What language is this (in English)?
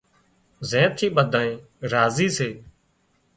Wadiyara Koli